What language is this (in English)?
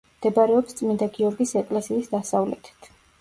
Georgian